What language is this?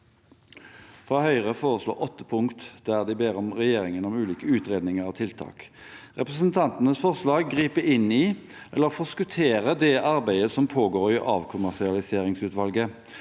Norwegian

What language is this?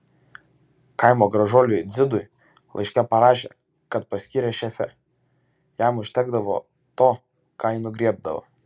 Lithuanian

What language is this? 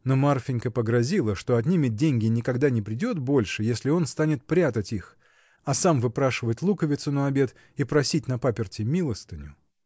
Russian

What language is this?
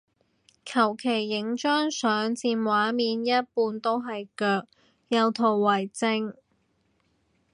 Cantonese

